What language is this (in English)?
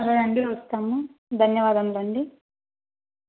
Telugu